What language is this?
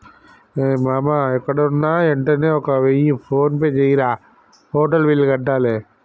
Telugu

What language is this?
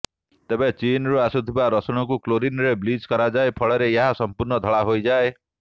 Odia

